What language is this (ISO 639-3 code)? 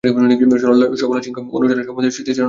ben